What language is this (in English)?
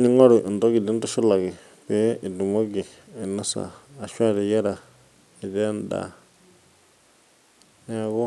Masai